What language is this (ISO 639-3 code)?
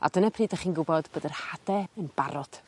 cym